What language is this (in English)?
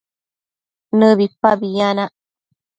Matsés